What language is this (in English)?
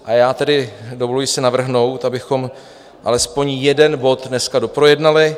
Czech